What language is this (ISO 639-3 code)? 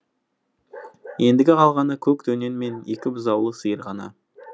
kaz